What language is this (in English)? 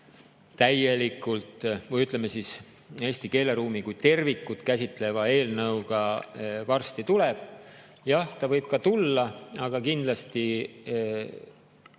Estonian